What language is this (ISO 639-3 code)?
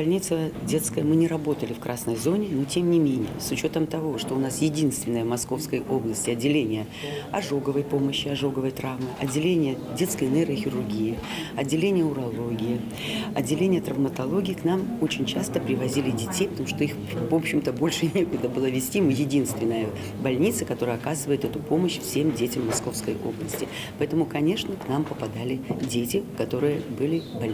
rus